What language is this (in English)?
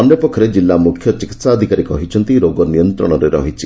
Odia